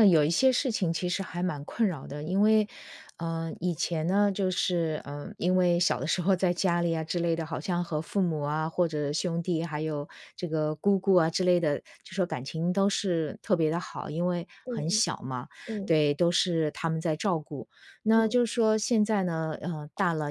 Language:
Chinese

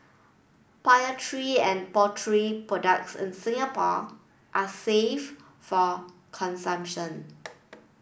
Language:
English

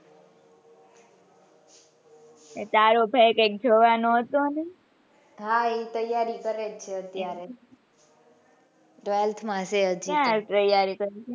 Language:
Gujarati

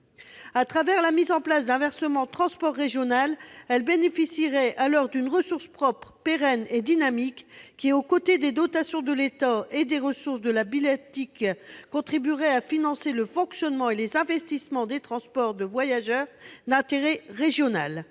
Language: French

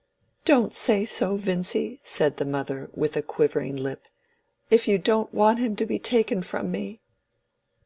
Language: English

